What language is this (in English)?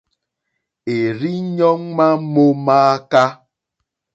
Mokpwe